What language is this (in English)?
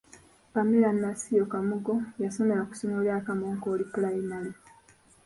Ganda